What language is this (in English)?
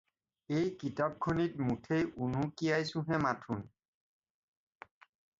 Assamese